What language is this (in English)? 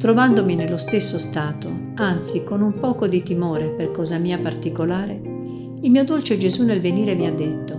Italian